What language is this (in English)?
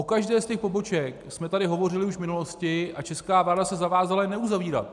Czech